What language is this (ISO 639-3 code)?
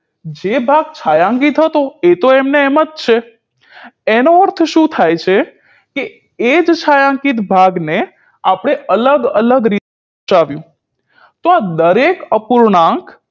guj